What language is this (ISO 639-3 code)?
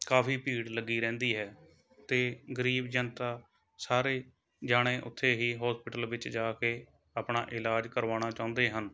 pan